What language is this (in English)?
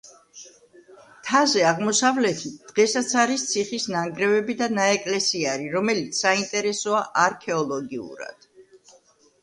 Georgian